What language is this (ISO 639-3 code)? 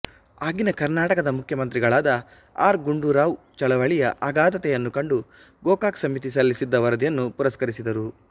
kan